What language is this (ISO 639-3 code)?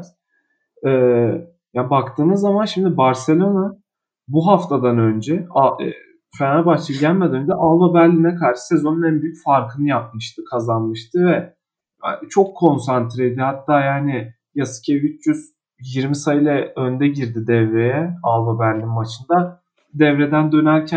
tur